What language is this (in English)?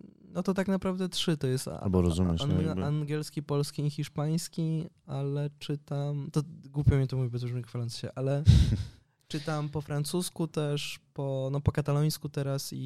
Polish